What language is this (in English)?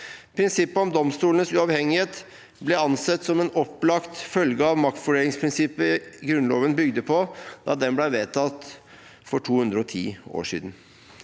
Norwegian